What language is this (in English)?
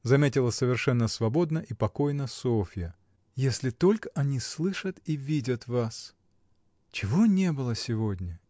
Russian